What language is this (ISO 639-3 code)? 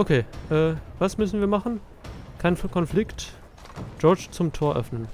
deu